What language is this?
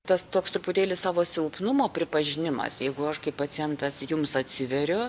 Lithuanian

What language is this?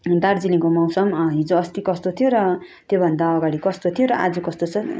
Nepali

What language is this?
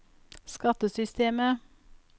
Norwegian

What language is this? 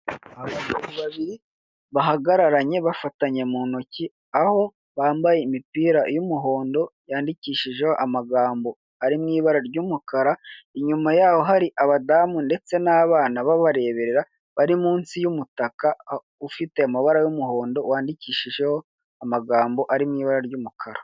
Kinyarwanda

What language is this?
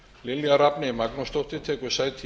Icelandic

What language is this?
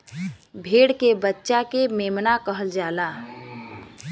Bhojpuri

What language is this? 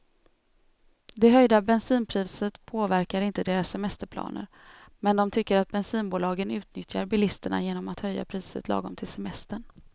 Swedish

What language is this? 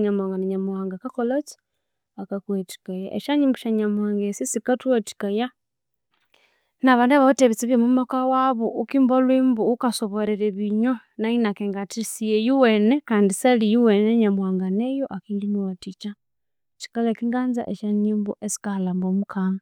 Konzo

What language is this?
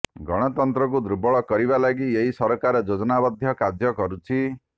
Odia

